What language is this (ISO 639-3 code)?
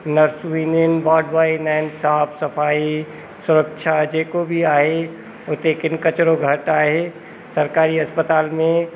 snd